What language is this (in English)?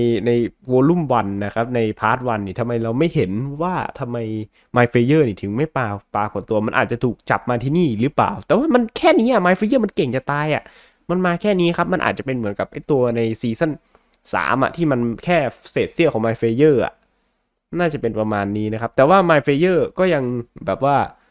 Thai